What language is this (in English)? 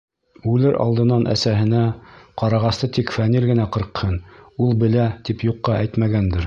Bashkir